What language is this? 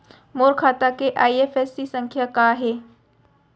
Chhattisgarhi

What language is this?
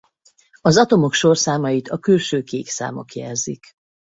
Hungarian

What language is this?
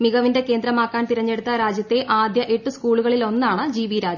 Malayalam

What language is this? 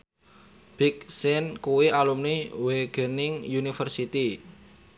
Javanese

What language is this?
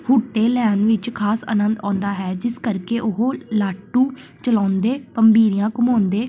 Punjabi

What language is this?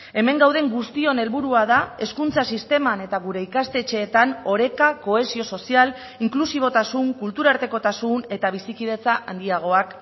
Basque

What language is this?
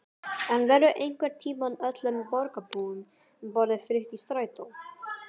Icelandic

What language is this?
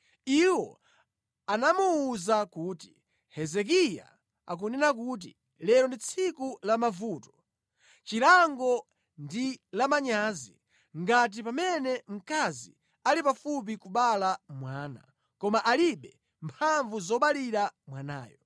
Nyanja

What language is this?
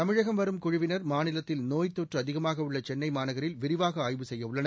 Tamil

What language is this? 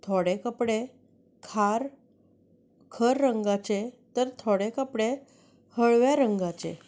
Konkani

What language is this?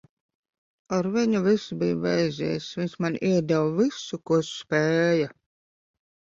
Latvian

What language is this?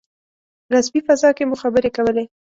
Pashto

